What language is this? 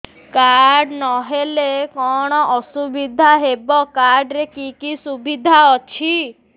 Odia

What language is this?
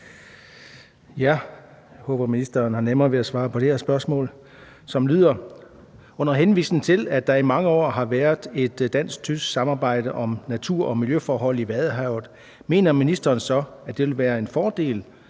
Danish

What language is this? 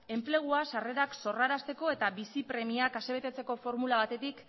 Basque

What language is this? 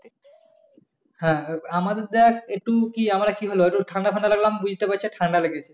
Bangla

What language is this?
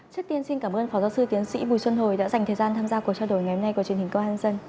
Vietnamese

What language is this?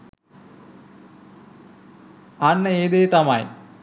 Sinhala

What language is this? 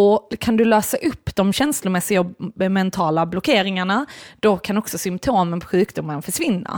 Swedish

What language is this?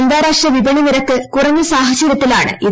Malayalam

